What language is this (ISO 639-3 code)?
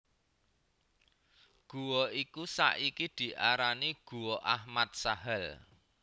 jav